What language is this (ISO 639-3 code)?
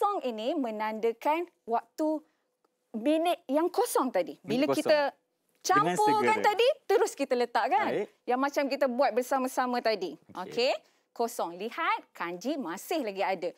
msa